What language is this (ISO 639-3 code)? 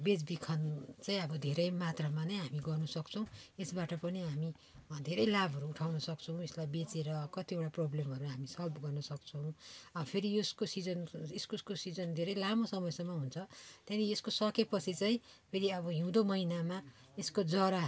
nep